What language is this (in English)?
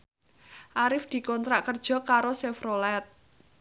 Javanese